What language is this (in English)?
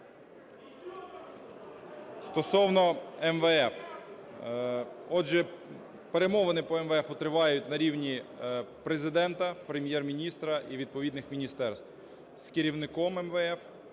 Ukrainian